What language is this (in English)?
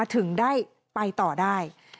Thai